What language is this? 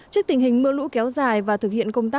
Vietnamese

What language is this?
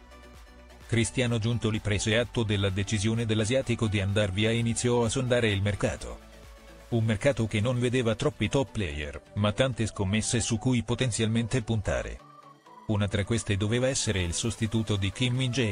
Italian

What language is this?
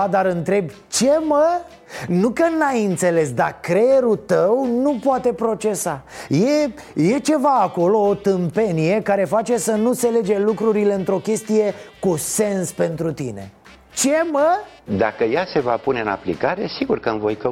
Romanian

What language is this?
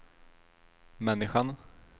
Swedish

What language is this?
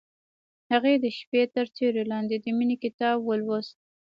Pashto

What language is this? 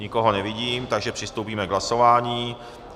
Czech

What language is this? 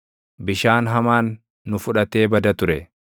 Oromo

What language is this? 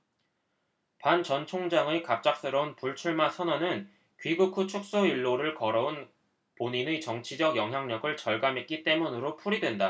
Korean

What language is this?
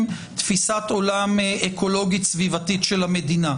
Hebrew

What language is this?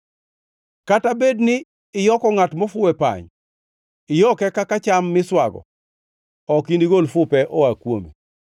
Luo (Kenya and Tanzania)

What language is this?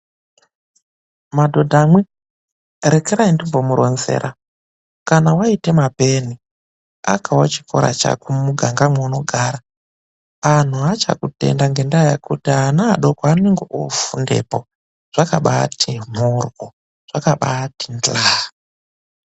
Ndau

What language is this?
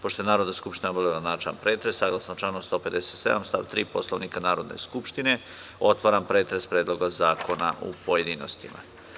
Serbian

